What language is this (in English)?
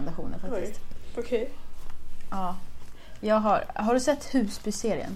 Swedish